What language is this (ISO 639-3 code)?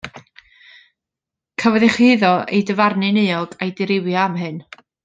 cym